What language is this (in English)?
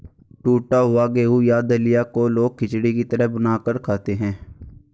Hindi